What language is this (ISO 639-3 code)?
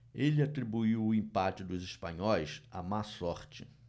por